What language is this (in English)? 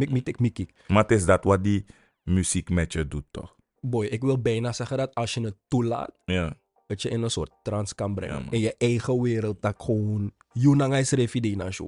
Dutch